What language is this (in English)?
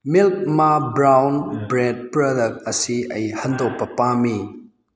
Manipuri